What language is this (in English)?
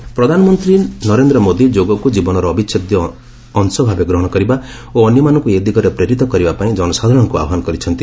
Odia